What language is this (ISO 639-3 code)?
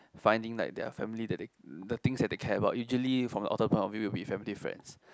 eng